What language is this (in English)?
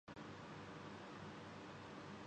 Urdu